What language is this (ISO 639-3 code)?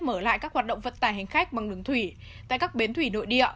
vie